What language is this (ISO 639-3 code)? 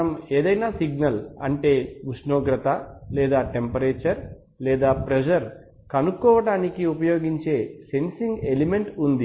tel